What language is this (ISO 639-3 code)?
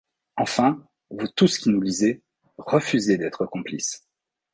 fra